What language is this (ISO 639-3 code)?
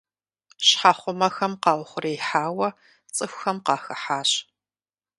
kbd